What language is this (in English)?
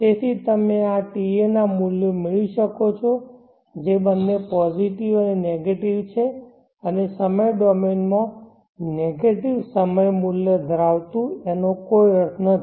Gujarati